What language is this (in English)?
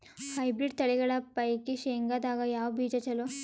Kannada